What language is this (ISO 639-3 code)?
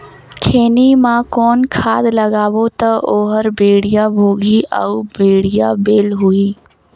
hne